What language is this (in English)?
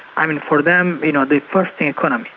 English